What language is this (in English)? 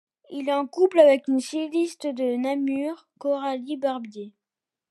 French